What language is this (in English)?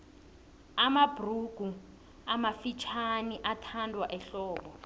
South Ndebele